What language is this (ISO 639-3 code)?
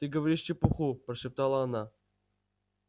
rus